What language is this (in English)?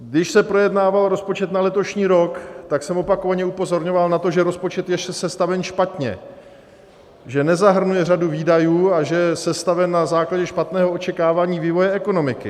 Czech